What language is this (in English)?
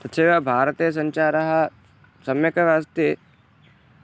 Sanskrit